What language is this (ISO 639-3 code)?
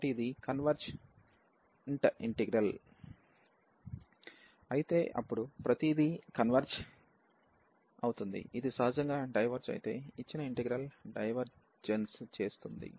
tel